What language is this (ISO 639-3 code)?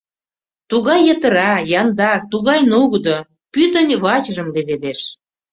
chm